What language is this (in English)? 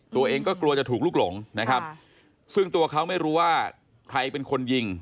Thai